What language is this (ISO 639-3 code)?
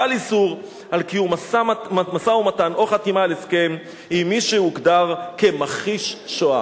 heb